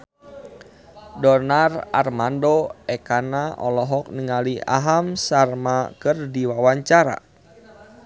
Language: Sundanese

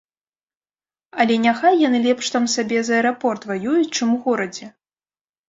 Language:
Belarusian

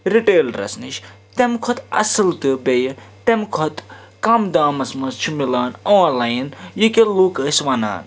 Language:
Kashmiri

